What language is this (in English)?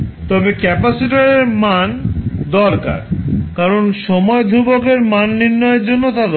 Bangla